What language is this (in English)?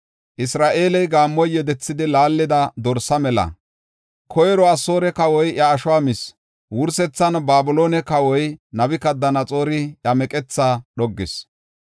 Gofa